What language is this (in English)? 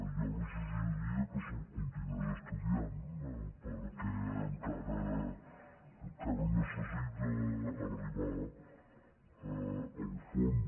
Catalan